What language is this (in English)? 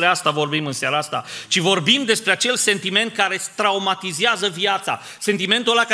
Romanian